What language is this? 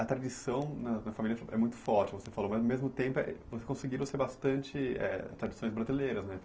Portuguese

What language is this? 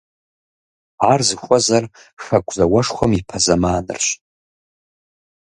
Kabardian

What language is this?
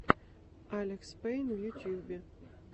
Russian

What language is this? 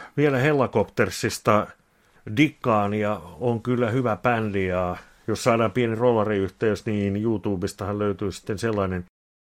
Finnish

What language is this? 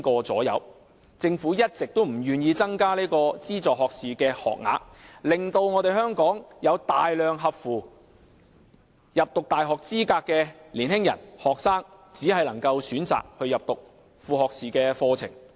Cantonese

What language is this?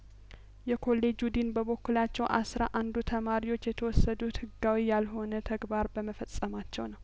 Amharic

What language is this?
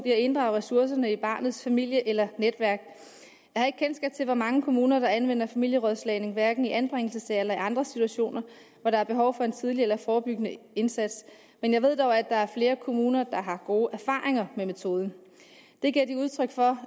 Danish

